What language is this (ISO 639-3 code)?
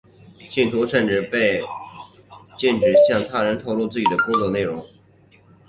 zho